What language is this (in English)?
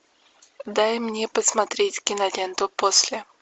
Russian